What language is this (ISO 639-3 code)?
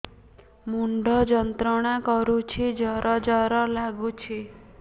ori